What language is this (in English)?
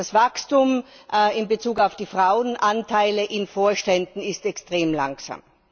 German